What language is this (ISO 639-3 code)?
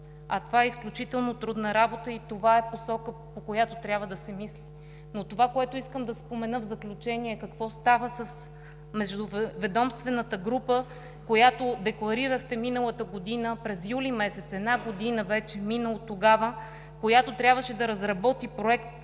bul